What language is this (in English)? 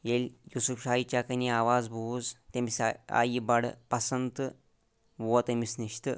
Kashmiri